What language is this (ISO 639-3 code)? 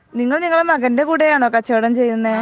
mal